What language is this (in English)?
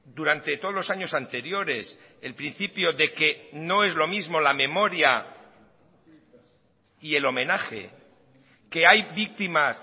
Spanish